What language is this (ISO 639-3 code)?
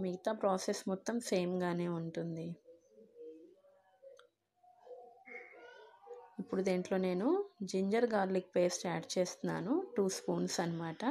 hin